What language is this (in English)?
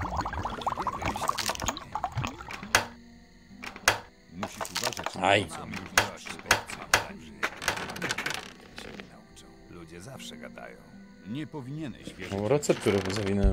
Polish